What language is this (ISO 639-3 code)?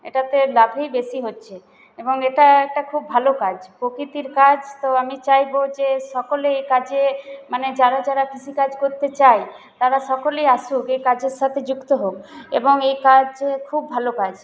ben